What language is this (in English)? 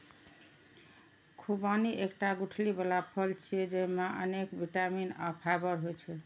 Maithili